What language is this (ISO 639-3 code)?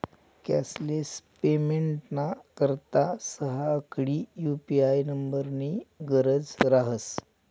mar